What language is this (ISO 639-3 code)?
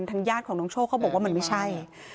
tha